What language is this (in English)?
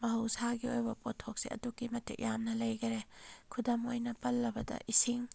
Manipuri